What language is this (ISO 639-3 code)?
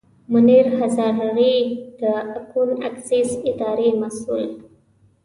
pus